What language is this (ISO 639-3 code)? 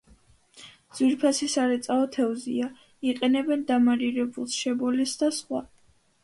kat